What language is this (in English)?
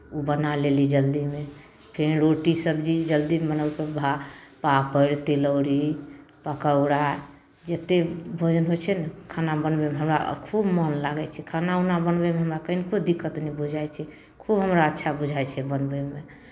Maithili